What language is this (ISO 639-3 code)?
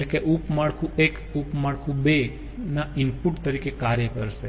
guj